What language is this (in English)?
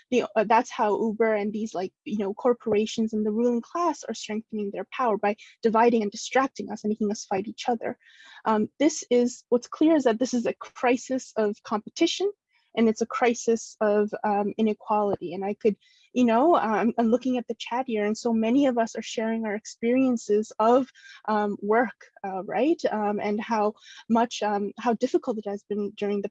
English